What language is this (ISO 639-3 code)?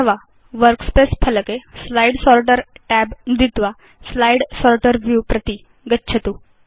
san